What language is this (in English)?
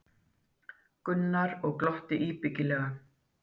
Icelandic